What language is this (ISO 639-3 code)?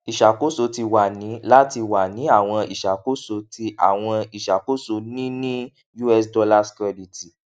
yor